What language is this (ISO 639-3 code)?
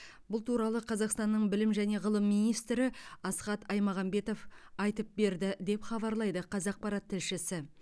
kaz